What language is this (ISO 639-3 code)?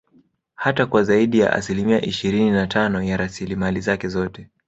swa